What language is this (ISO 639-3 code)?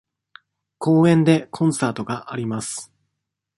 jpn